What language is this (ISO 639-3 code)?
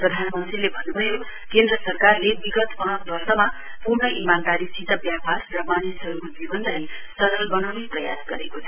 nep